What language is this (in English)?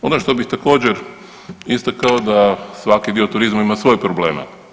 Croatian